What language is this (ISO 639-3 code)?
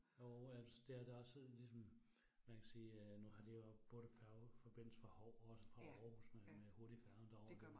dan